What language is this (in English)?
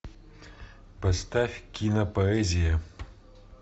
Russian